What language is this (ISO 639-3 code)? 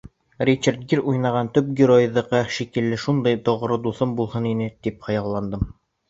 bak